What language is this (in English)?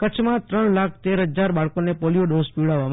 Gujarati